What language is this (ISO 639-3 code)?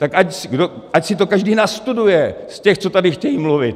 ces